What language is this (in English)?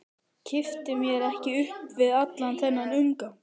Icelandic